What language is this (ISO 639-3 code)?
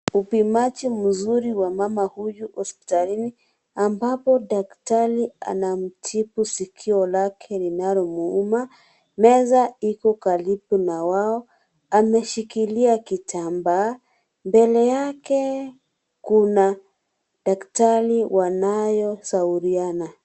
swa